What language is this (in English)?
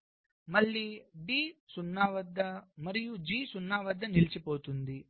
Telugu